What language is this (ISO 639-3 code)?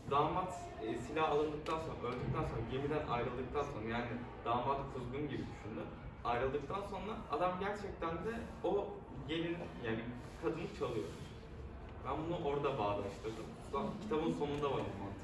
tur